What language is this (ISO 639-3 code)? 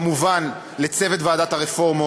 heb